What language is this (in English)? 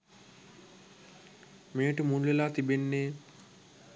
Sinhala